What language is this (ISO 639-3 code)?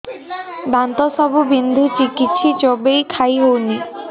ori